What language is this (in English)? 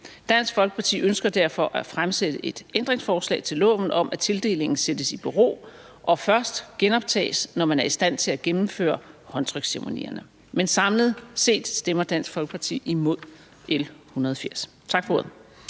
Danish